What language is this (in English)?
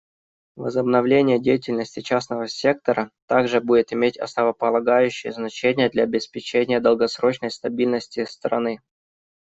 Russian